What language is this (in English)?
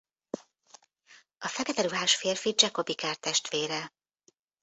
Hungarian